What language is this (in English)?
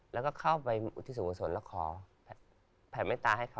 Thai